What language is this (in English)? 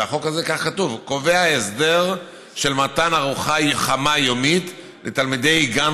Hebrew